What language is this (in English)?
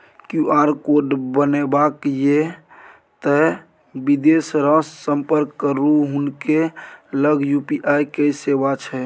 Maithili